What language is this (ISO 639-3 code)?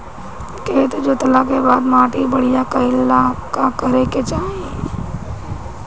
bho